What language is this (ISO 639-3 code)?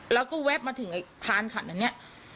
tha